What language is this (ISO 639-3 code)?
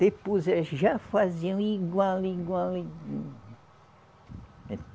por